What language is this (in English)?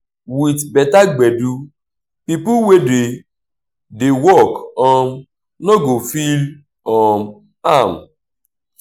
Nigerian Pidgin